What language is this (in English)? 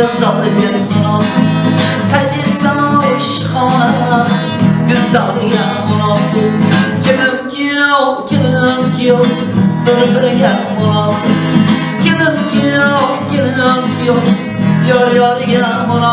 Turkish